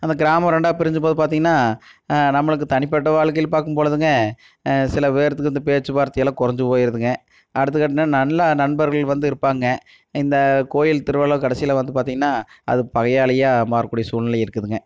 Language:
Tamil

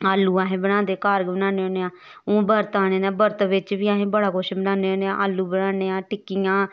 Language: Dogri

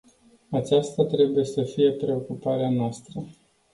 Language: Romanian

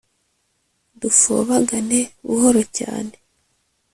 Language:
Kinyarwanda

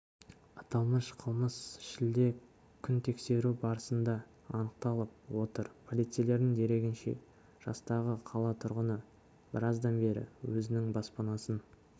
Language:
Kazakh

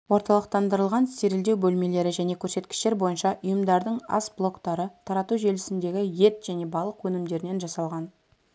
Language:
Kazakh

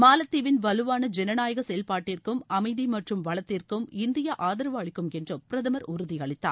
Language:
Tamil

